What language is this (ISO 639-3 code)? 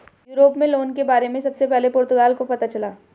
hin